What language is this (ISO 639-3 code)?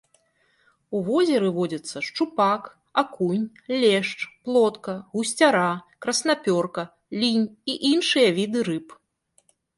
bel